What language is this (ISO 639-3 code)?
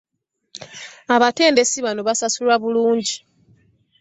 lug